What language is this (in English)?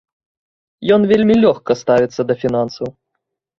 Belarusian